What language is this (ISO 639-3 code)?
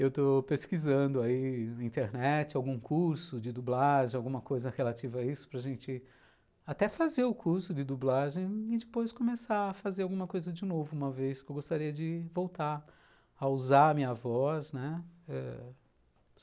por